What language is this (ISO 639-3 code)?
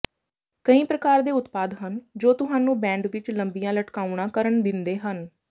pan